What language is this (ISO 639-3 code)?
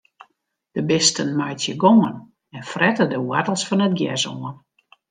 fry